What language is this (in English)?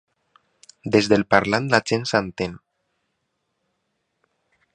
Catalan